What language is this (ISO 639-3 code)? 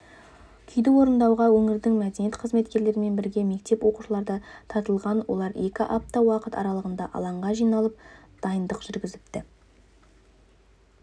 kaz